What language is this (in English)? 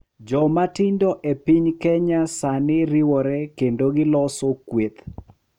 Luo (Kenya and Tanzania)